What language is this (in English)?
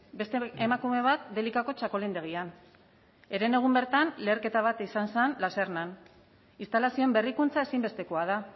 Basque